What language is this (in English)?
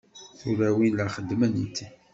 Kabyle